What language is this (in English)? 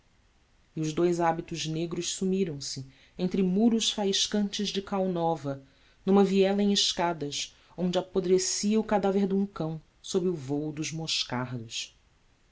Portuguese